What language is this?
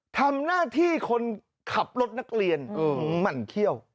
Thai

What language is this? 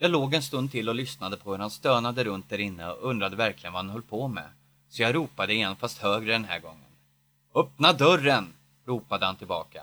Swedish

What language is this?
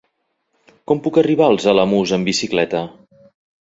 Catalan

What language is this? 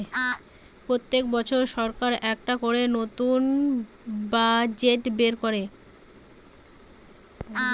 Bangla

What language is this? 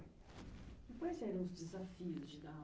Portuguese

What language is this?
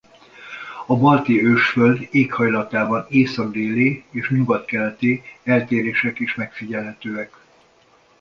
Hungarian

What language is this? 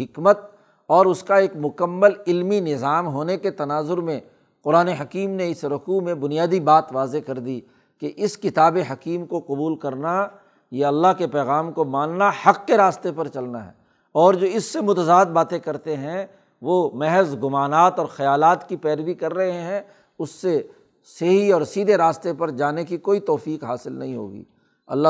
Urdu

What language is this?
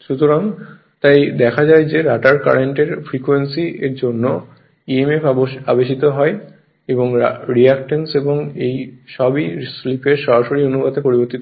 Bangla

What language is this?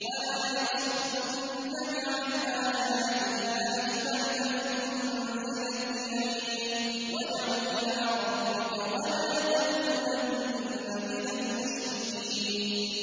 Arabic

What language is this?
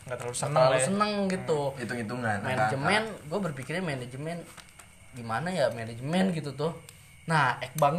Indonesian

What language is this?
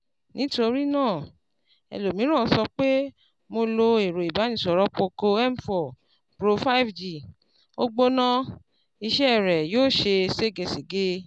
Yoruba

